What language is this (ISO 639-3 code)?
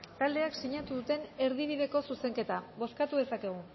eus